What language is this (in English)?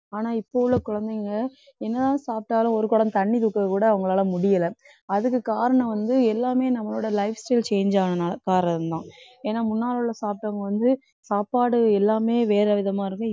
Tamil